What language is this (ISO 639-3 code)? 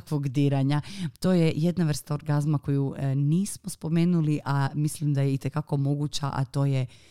hrv